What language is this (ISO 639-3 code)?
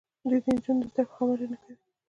pus